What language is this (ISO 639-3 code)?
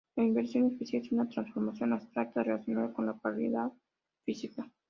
spa